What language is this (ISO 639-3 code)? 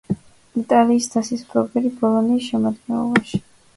kat